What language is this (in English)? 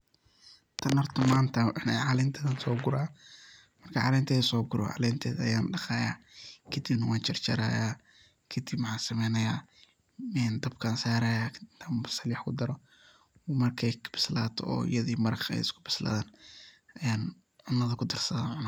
Somali